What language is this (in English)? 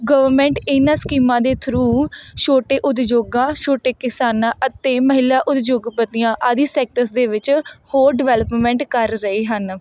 Punjabi